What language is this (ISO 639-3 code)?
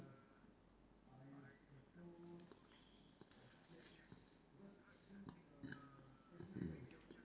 eng